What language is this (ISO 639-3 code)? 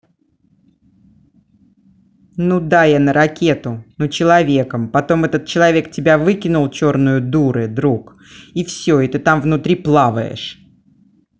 rus